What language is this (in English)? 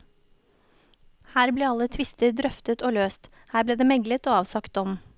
Norwegian